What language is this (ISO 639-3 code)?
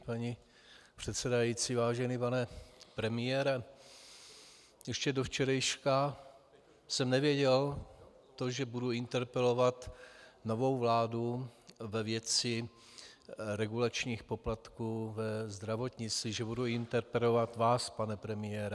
ces